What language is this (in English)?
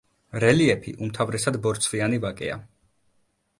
Georgian